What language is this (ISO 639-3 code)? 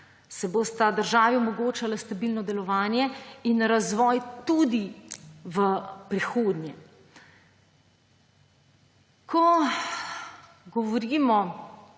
slv